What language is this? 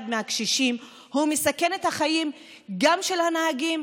Hebrew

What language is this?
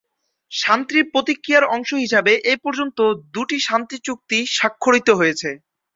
Bangla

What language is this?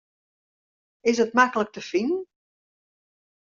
Western Frisian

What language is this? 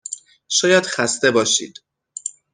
Persian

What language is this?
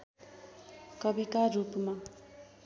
Nepali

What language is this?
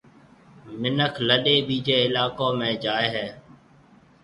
Marwari (Pakistan)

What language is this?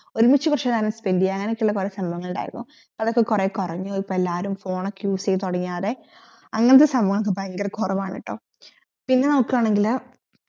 Malayalam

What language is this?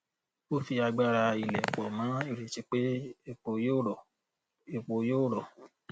Yoruba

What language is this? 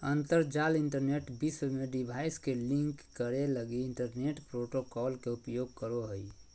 Magahi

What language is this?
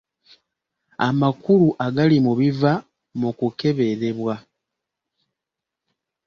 Ganda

